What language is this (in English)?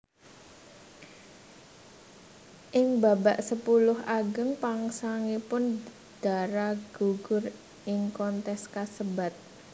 Javanese